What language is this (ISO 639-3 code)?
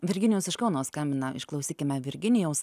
lit